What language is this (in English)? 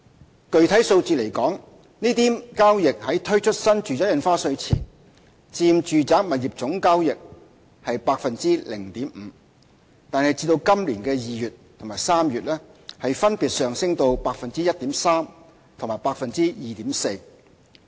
Cantonese